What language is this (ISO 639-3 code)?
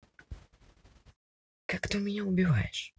rus